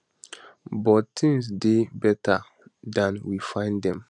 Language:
Nigerian Pidgin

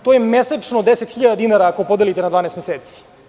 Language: Serbian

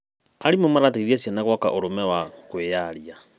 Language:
Kikuyu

